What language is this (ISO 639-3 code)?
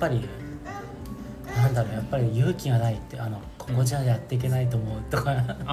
jpn